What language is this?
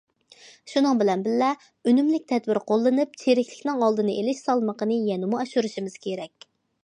Uyghur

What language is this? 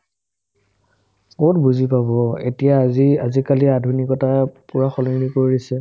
Assamese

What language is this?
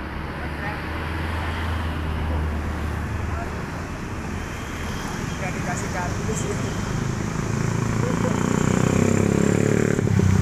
Indonesian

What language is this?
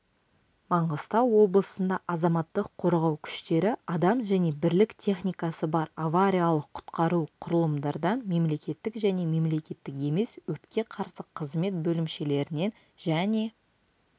Kazakh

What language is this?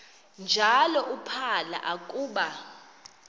Xhosa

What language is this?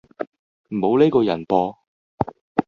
Cantonese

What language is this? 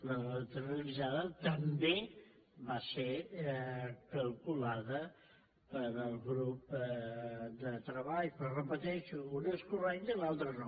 Catalan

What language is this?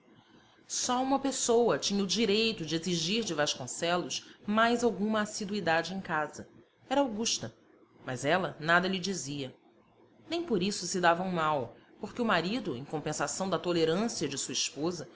Portuguese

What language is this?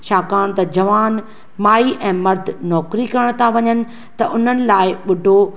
Sindhi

